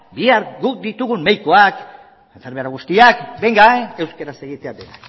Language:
Basque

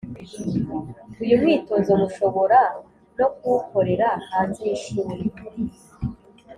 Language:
Kinyarwanda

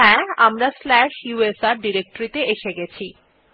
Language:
Bangla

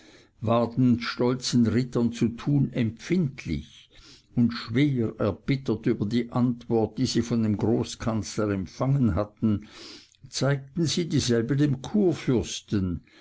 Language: German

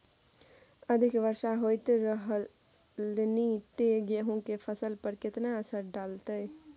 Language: Maithili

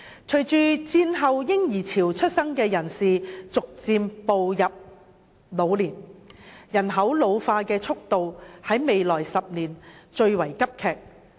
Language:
Cantonese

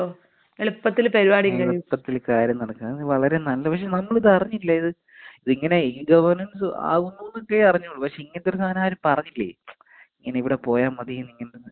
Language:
Malayalam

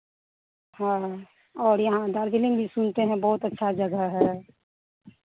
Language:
Hindi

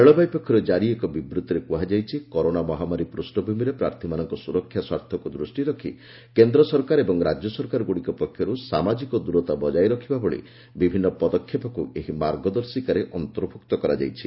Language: Odia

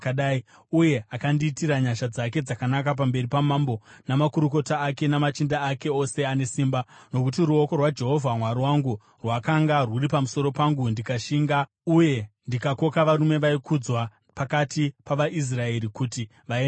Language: Shona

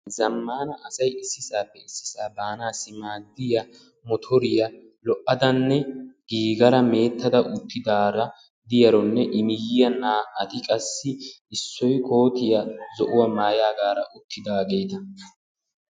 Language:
Wolaytta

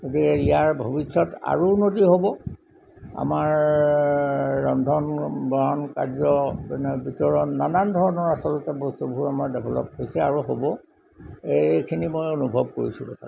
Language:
Assamese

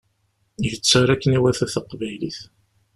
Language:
Kabyle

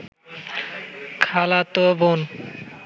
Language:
Bangla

